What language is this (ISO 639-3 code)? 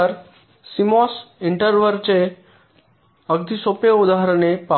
mar